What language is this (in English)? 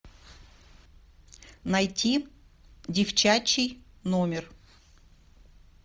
Russian